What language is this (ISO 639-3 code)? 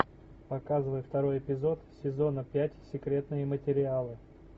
rus